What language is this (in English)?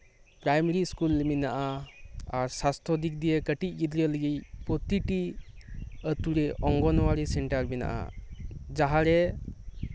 Santali